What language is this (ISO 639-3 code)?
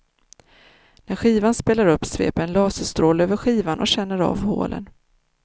swe